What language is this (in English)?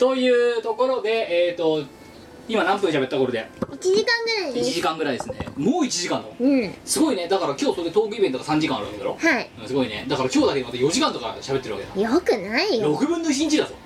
Japanese